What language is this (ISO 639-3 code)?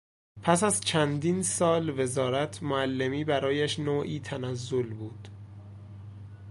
fas